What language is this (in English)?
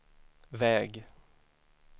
Swedish